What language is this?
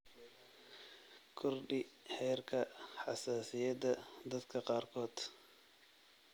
Somali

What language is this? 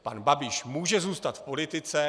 Czech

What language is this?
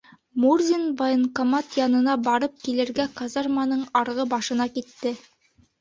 Bashkir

